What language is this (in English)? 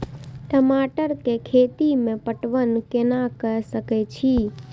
Maithili